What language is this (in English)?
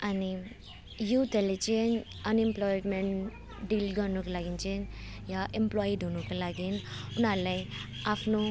Nepali